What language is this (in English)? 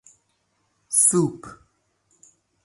Persian